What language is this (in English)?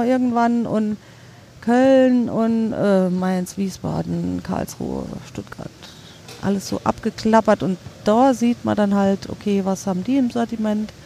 German